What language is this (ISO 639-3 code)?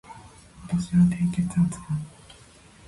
jpn